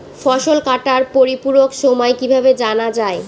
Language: Bangla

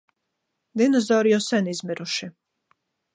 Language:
Latvian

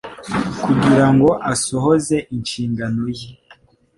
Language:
Kinyarwanda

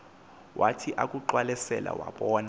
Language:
Xhosa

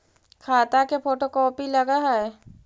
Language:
Magahi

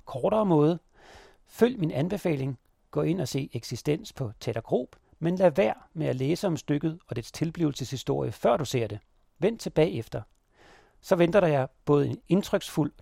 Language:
Danish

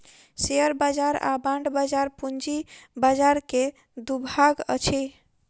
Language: Maithili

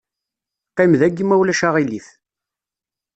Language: Kabyle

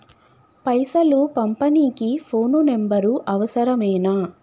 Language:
Telugu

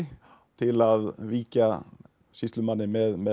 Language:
Icelandic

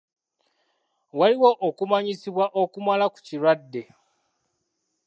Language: Ganda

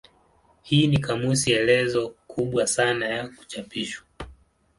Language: Swahili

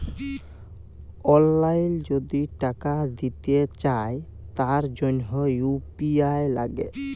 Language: Bangla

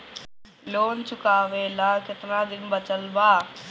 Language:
Bhojpuri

